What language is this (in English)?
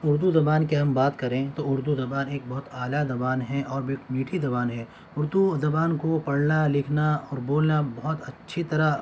Urdu